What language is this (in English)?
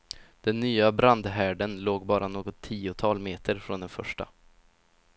Swedish